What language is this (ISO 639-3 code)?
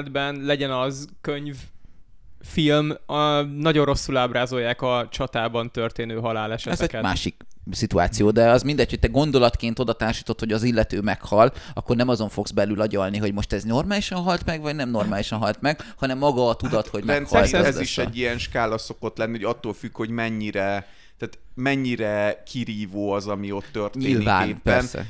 hun